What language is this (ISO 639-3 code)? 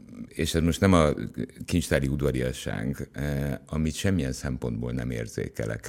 hun